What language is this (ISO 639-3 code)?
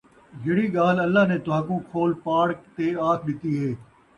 skr